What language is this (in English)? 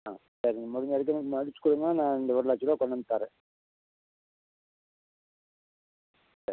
Tamil